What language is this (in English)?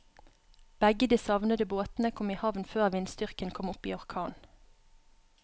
Norwegian